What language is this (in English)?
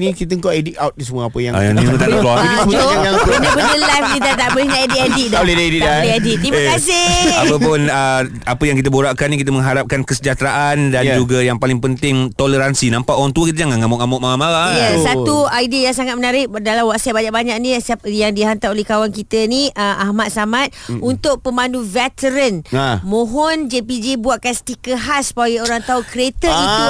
Malay